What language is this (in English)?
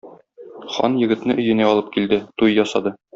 Tatar